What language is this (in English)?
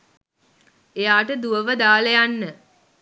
Sinhala